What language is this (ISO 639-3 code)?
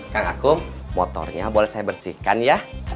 ind